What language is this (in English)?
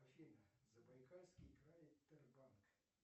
Russian